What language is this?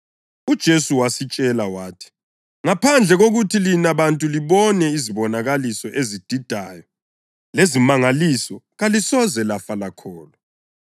North Ndebele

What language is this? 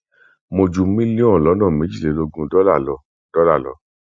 Yoruba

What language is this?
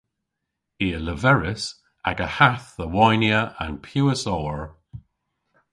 Cornish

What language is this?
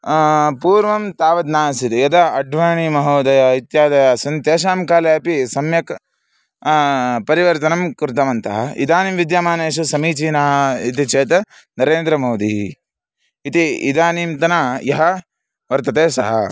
Sanskrit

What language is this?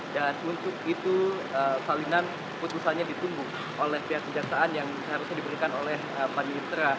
Indonesian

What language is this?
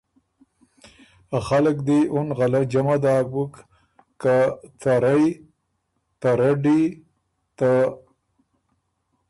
Ormuri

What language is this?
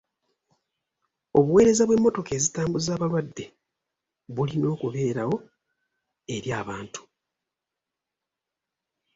Ganda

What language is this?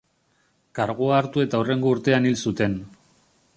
Basque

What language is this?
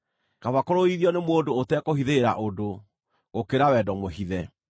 Kikuyu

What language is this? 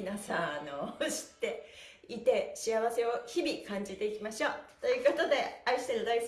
Japanese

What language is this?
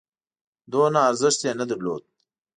Pashto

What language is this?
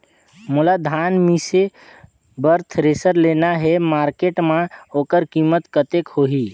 Chhattisgarhi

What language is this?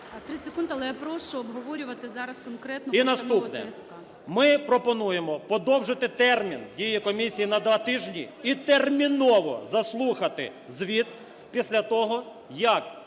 Ukrainian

